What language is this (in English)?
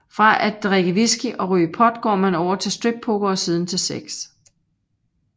Danish